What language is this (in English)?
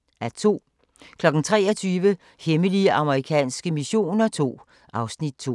Danish